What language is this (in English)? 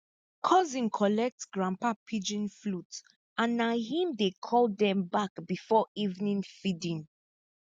Nigerian Pidgin